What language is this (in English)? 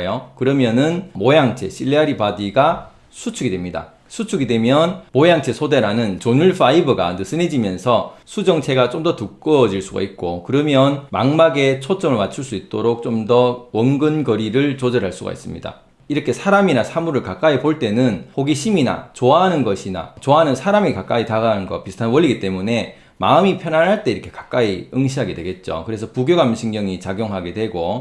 Korean